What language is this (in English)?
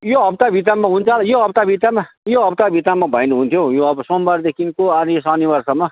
Nepali